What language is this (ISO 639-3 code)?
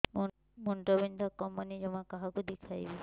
ori